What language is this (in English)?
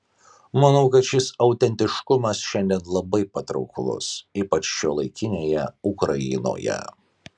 Lithuanian